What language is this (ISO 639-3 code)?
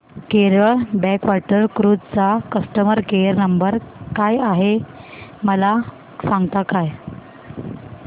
mar